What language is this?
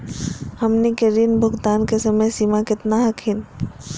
Magahi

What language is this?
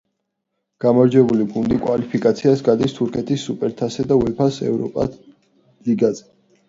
Georgian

